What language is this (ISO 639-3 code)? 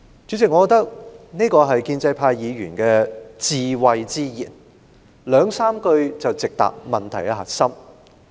yue